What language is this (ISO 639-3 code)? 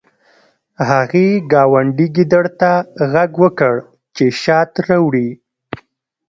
pus